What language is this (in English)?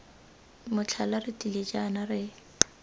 Tswana